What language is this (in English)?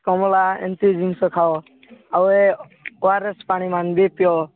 Odia